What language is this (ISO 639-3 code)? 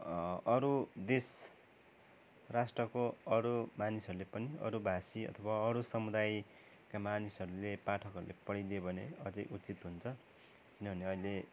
nep